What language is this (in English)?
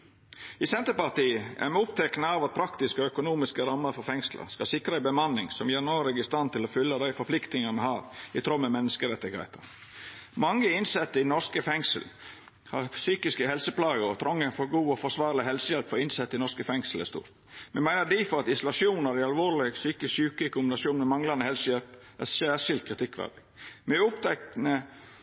Norwegian Nynorsk